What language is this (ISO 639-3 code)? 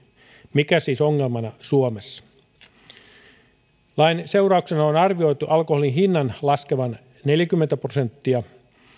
fin